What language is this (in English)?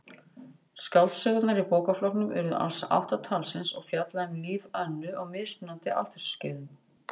Icelandic